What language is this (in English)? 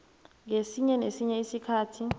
South Ndebele